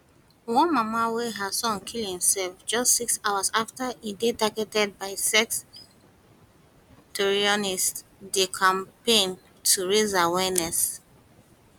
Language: Nigerian Pidgin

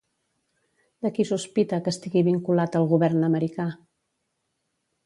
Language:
Catalan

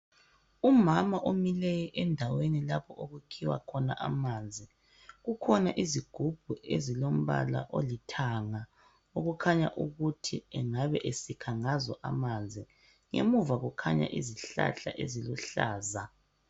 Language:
North Ndebele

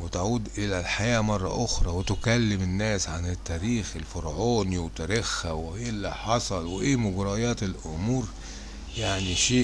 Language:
Arabic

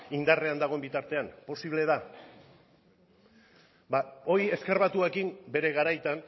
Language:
Basque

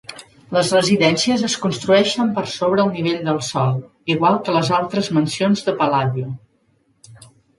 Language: Catalan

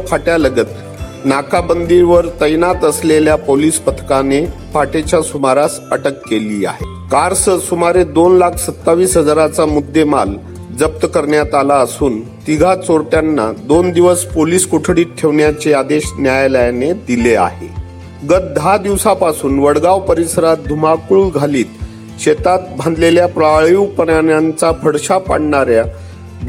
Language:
Marathi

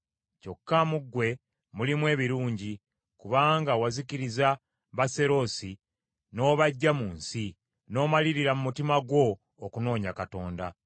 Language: Ganda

